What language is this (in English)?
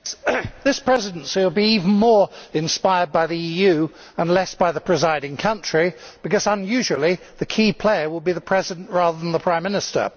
English